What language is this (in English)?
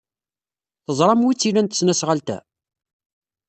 Kabyle